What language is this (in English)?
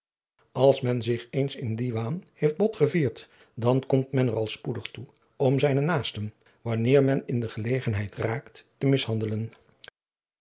Dutch